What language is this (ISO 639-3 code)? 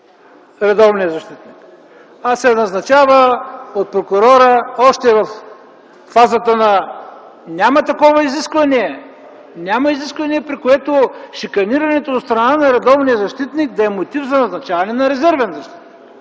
bul